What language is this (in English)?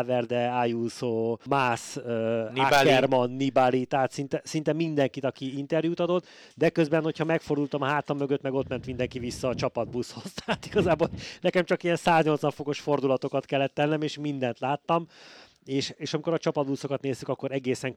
Hungarian